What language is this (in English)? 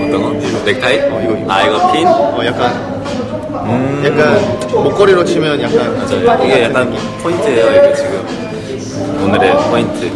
Korean